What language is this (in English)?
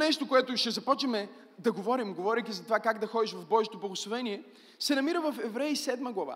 Bulgarian